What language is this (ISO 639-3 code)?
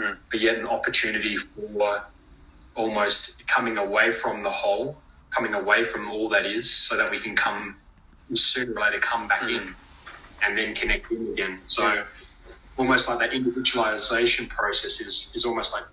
eng